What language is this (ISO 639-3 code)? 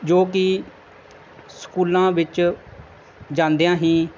pan